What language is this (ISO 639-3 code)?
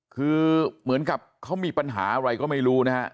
tha